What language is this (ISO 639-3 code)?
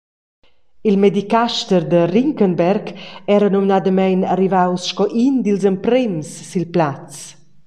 roh